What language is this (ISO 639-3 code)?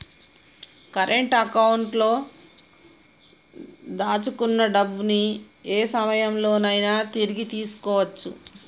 tel